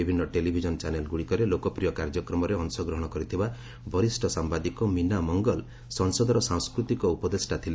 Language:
Odia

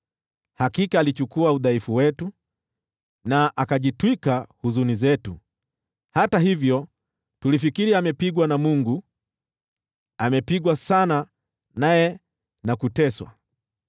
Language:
Swahili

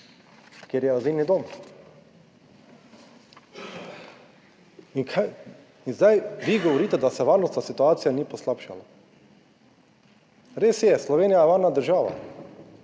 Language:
Slovenian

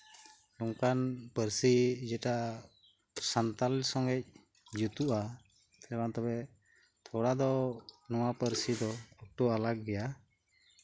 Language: Santali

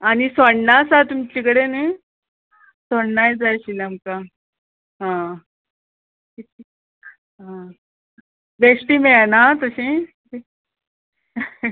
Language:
Konkani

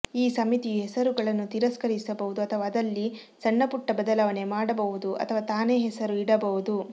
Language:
Kannada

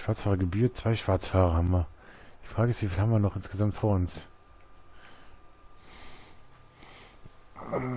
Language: German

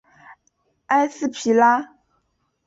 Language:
Chinese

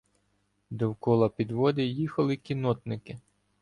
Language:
Ukrainian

